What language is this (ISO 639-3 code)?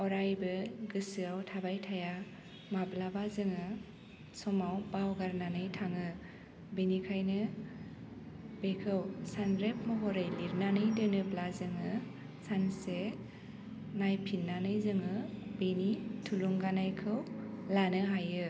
brx